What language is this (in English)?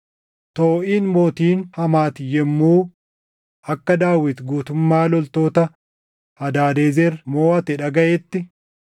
Oromo